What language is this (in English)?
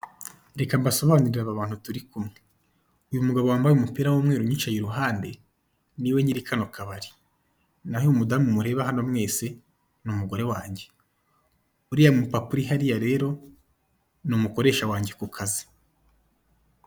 Kinyarwanda